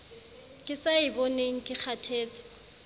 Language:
Southern Sotho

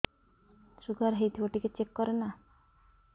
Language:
Odia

